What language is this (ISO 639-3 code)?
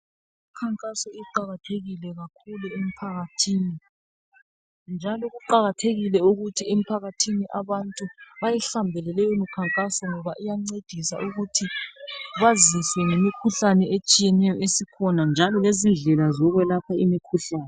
nde